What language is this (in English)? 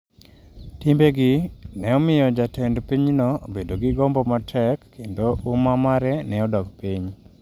Luo (Kenya and Tanzania)